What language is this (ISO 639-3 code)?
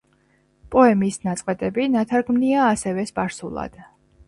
kat